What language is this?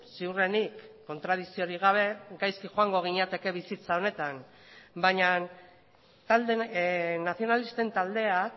Basque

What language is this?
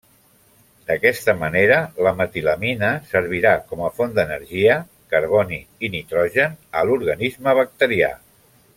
Catalan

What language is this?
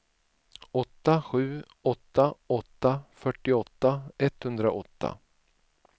Swedish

